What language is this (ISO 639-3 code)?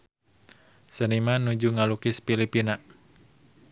sun